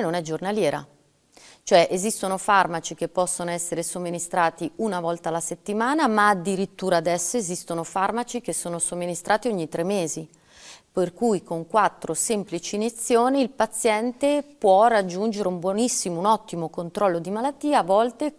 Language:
Italian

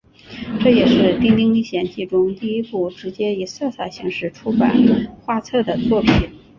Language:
Chinese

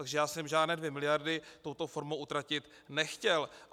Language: Czech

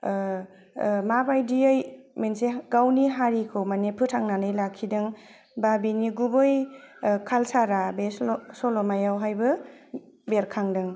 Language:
Bodo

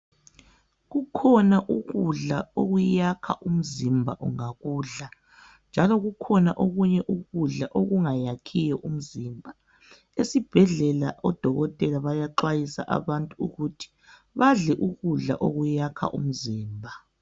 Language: North Ndebele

